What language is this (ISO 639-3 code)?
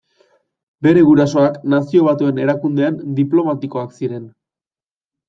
eus